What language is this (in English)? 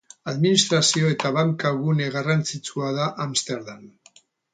Basque